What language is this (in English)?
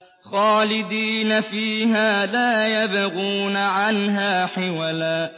Arabic